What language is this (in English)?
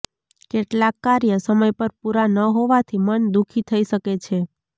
Gujarati